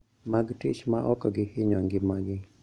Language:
Luo (Kenya and Tanzania)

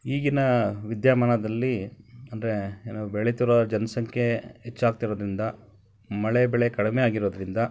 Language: Kannada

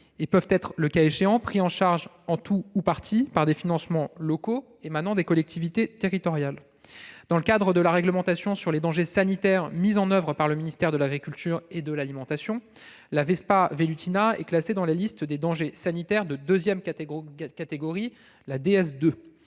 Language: French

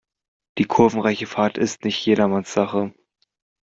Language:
German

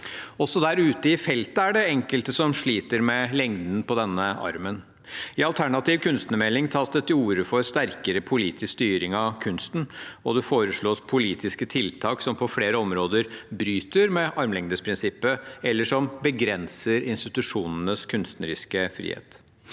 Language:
Norwegian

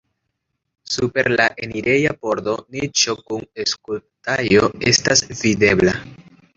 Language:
Esperanto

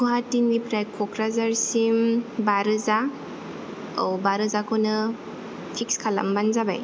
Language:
Bodo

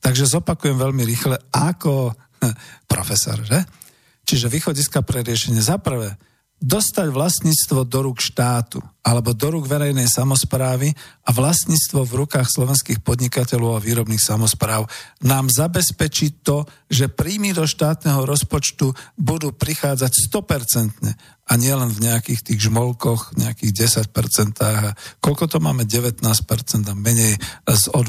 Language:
Slovak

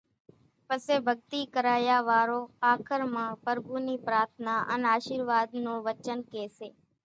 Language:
Kachi Koli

